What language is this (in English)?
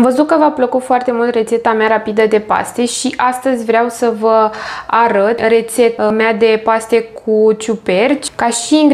Romanian